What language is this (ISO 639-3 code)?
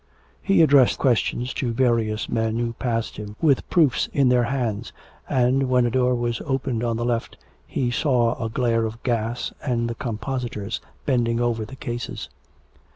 eng